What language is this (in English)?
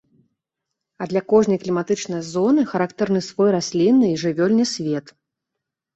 Belarusian